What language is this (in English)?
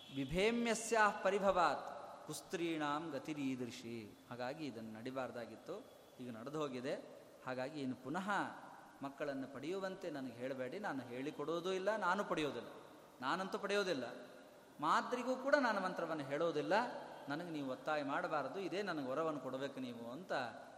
Kannada